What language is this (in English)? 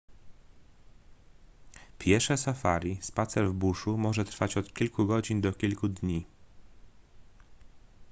Polish